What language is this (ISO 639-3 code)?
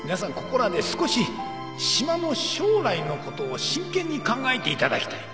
jpn